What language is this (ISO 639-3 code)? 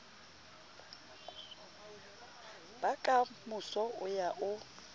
sot